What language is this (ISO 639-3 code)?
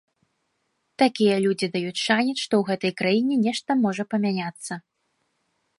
bel